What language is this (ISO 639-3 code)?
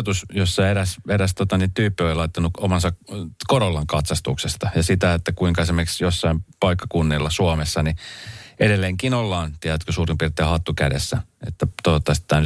fin